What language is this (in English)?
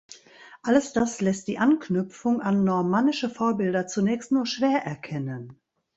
German